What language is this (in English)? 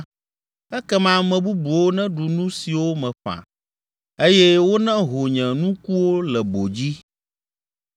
Ewe